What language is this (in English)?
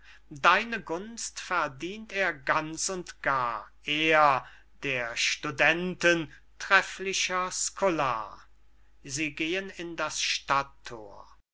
German